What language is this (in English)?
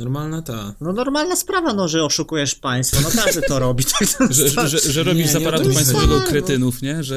Polish